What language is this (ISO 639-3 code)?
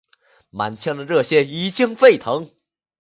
zho